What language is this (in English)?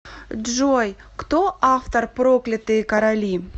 Russian